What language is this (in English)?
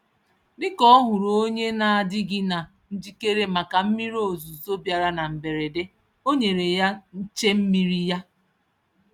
Igbo